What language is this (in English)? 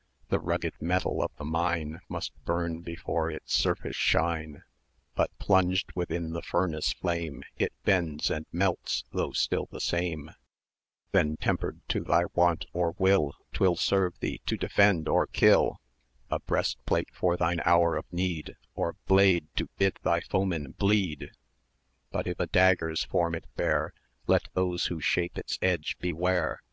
English